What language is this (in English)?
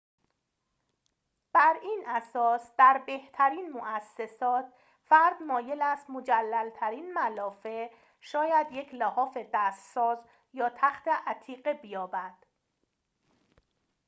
Persian